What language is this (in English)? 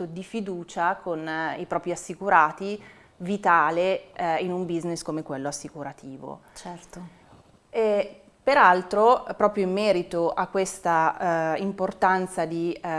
Italian